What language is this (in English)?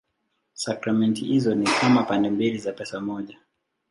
Swahili